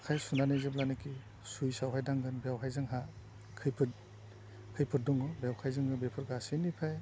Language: Bodo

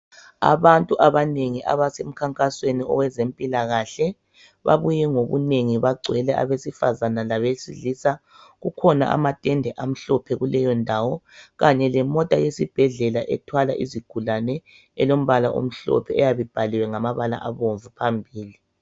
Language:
North Ndebele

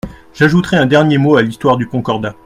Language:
French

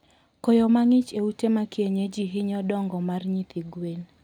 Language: Luo (Kenya and Tanzania)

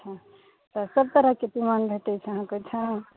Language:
Maithili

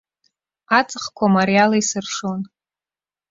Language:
Abkhazian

